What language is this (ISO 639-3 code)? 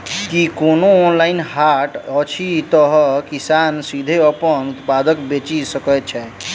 mai